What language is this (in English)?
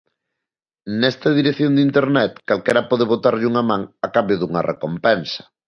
Galician